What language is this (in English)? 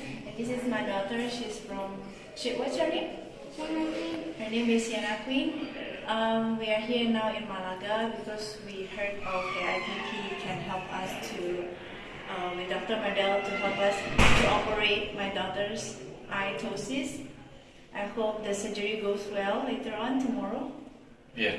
English